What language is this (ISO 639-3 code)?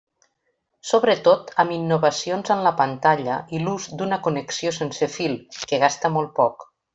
cat